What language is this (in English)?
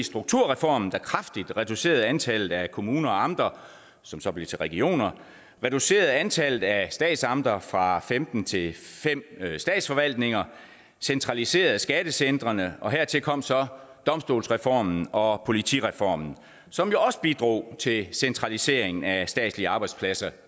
Danish